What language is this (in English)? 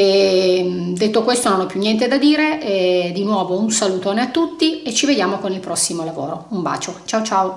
Italian